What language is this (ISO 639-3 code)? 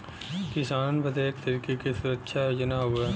bho